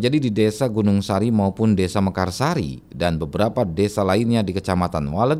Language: Indonesian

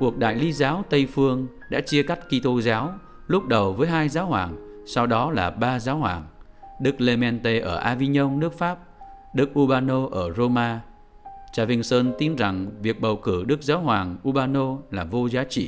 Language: Vietnamese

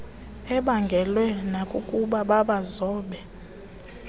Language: Xhosa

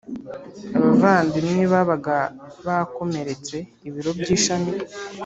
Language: Kinyarwanda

